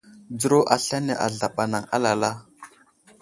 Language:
Wuzlam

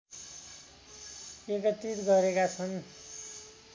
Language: Nepali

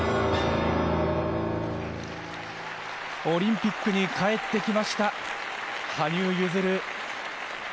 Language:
Japanese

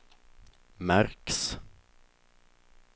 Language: Swedish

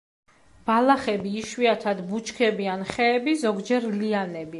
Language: Georgian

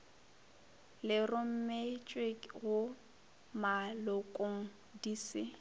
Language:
Northern Sotho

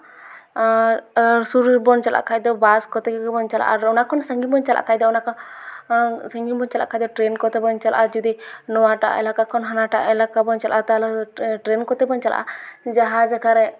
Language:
Santali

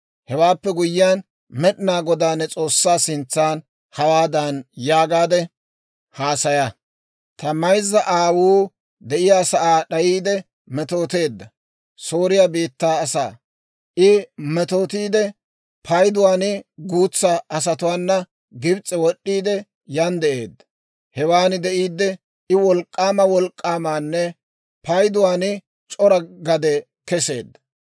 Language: Dawro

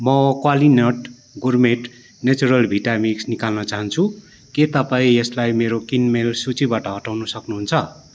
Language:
Nepali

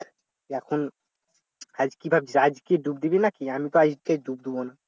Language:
Bangla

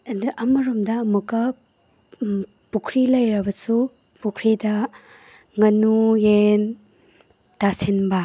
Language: Manipuri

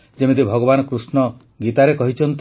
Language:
Odia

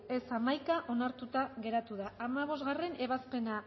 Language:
Basque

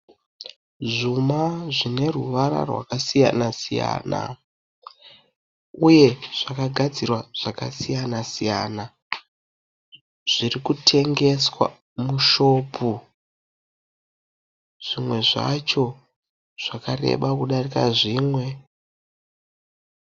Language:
Shona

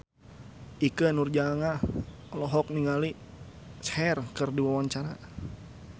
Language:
Sundanese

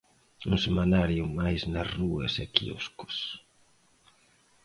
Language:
Galician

